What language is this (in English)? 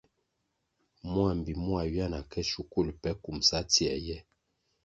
Kwasio